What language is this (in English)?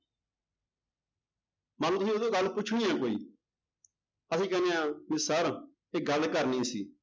Punjabi